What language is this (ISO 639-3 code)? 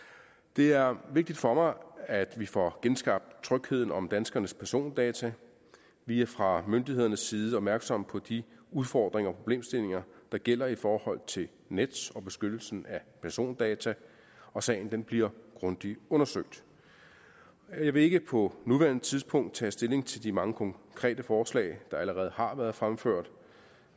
dan